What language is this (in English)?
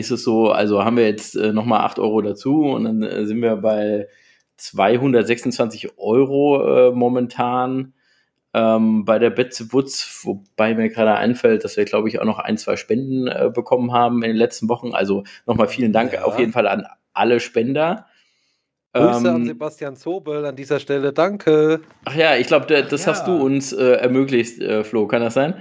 German